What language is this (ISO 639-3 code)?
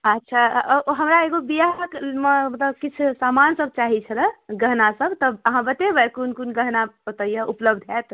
mai